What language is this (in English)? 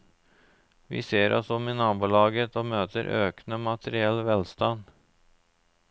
Norwegian